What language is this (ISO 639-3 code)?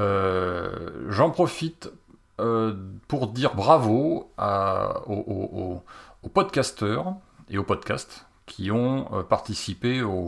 fra